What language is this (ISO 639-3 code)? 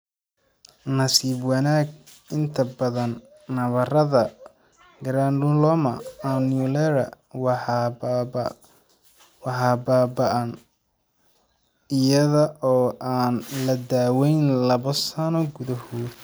som